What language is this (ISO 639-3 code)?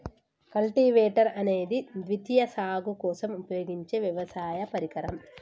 tel